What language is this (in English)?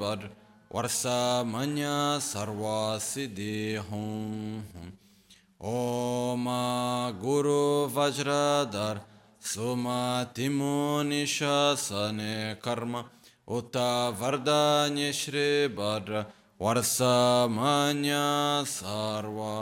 Italian